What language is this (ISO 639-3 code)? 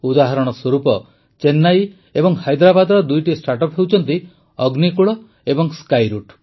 ori